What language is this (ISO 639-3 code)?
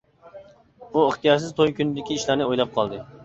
uig